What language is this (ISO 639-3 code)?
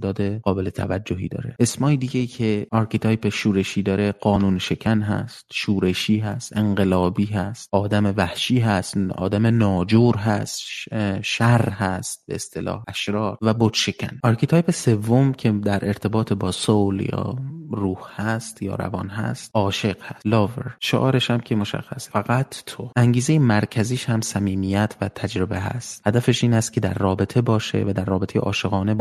fas